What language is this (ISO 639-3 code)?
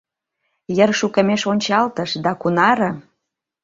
chm